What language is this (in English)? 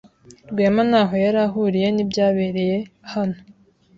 Kinyarwanda